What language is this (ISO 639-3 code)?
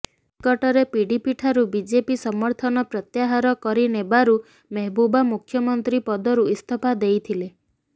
ori